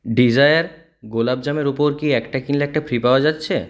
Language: Bangla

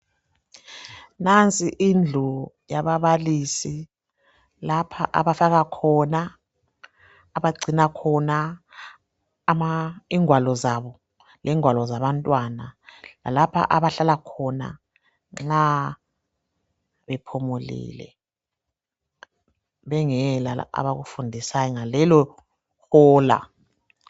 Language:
North Ndebele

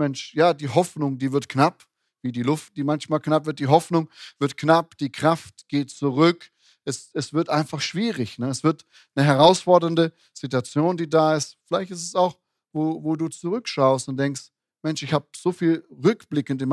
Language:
German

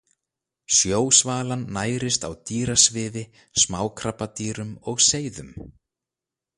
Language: Icelandic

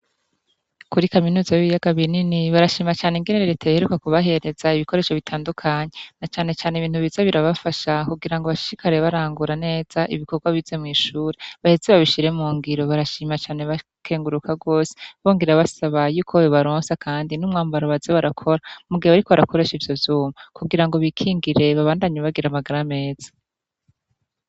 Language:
Rundi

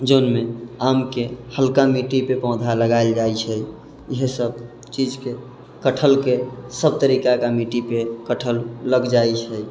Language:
Maithili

